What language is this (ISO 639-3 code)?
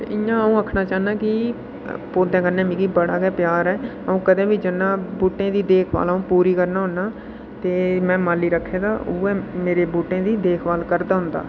doi